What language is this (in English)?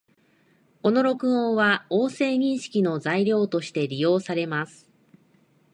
Japanese